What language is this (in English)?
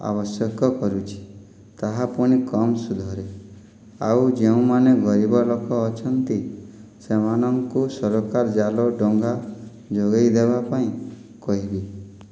Odia